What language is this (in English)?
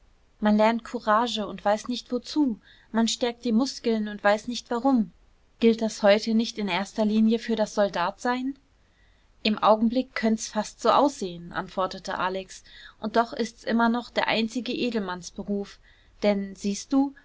German